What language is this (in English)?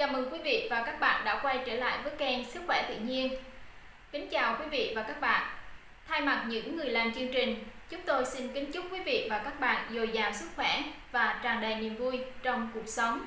Vietnamese